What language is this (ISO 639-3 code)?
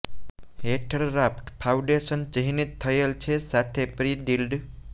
guj